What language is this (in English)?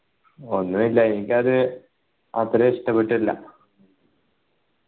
Malayalam